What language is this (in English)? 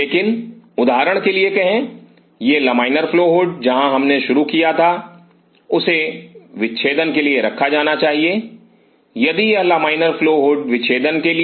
Hindi